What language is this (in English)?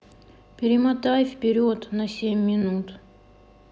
Russian